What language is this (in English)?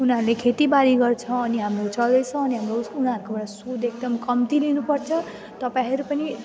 Nepali